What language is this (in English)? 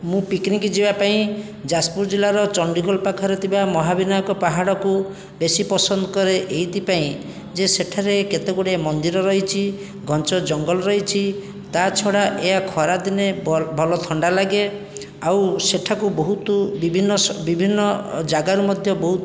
Odia